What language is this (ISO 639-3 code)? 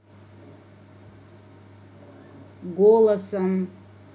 rus